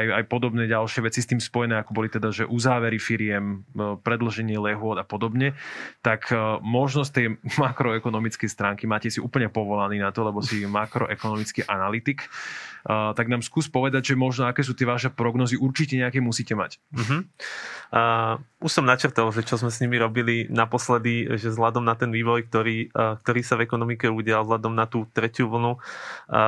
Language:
Slovak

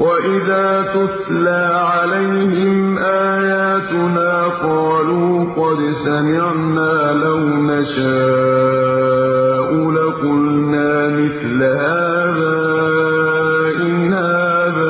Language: Arabic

